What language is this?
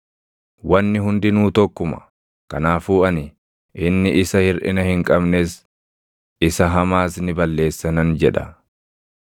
Oromo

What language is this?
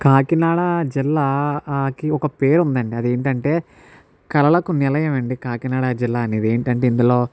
Telugu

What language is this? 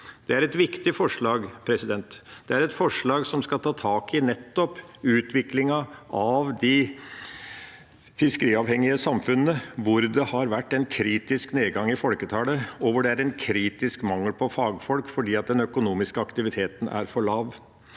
Norwegian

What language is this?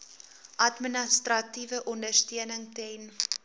Afrikaans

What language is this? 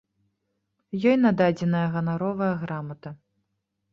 Belarusian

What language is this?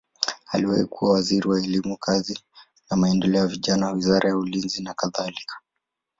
Swahili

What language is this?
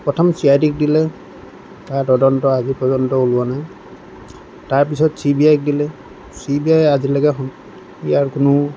Assamese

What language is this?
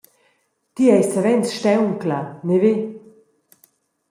Romansh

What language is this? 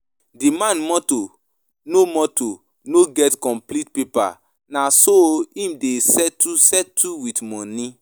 Nigerian Pidgin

